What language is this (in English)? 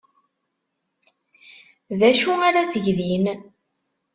Kabyle